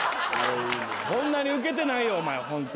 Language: Japanese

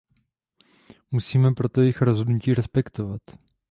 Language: Czech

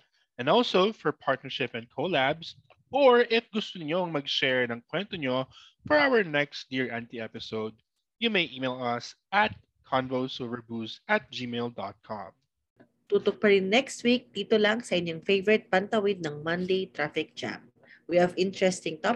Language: Filipino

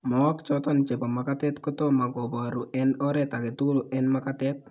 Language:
Kalenjin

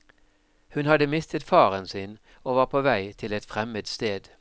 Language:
Norwegian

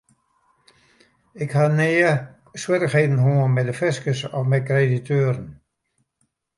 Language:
Western Frisian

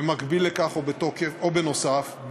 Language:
Hebrew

